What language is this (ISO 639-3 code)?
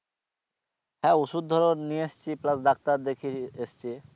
ben